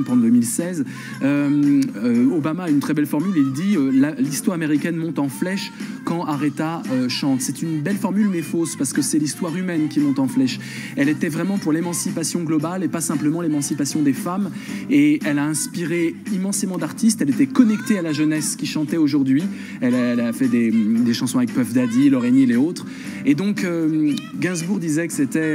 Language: French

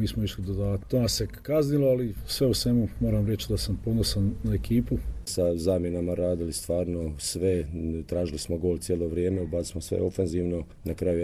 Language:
Croatian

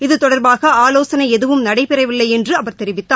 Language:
Tamil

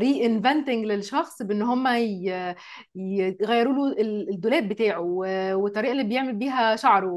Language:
Arabic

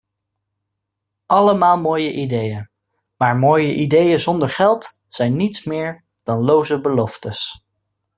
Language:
Dutch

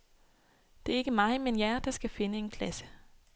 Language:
Danish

